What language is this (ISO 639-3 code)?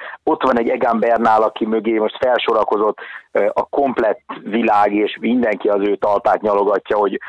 hun